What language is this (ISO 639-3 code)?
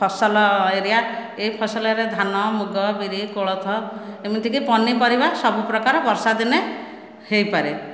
ori